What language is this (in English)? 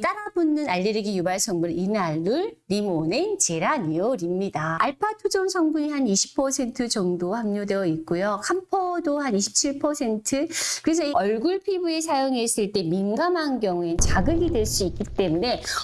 Korean